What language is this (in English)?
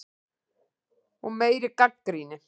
Icelandic